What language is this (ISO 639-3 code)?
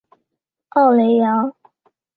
zho